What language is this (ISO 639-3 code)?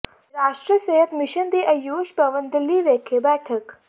pan